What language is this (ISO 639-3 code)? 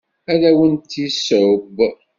kab